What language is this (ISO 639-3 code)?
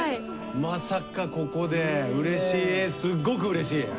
jpn